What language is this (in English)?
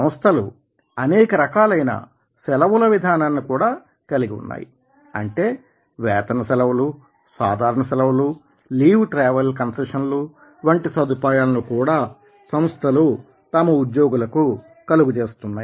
Telugu